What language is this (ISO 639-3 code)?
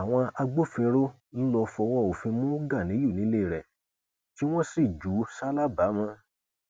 yor